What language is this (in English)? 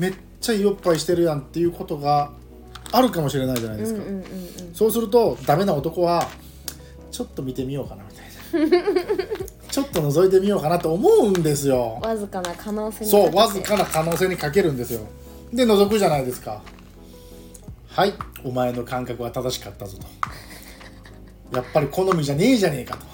Japanese